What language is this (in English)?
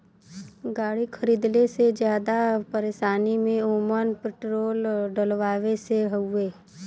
Bhojpuri